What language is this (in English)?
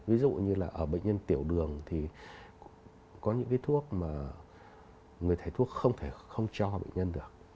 Vietnamese